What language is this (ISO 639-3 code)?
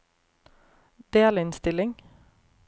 nor